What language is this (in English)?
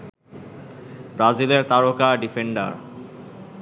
Bangla